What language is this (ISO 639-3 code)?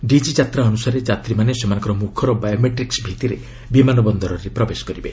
ori